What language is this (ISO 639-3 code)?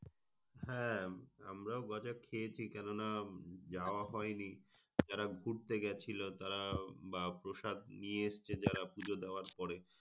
ben